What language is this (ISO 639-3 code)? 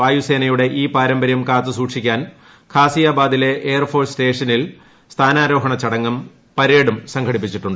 mal